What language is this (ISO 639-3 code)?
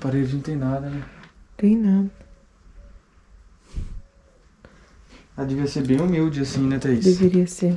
por